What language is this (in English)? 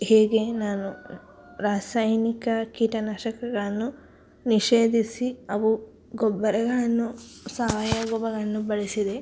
Kannada